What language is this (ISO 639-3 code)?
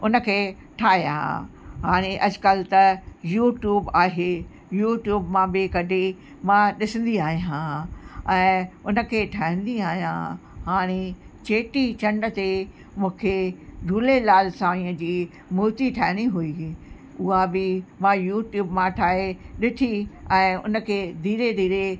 snd